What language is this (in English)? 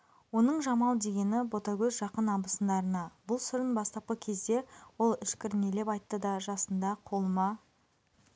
Kazakh